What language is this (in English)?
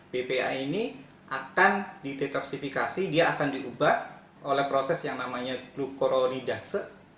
Indonesian